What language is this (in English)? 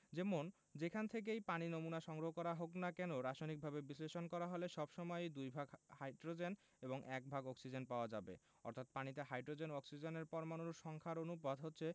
Bangla